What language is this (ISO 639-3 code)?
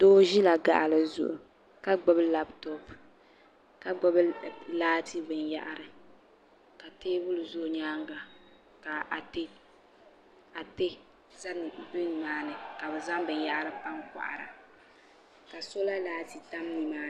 dag